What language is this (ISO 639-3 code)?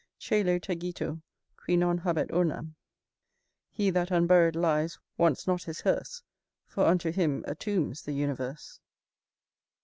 eng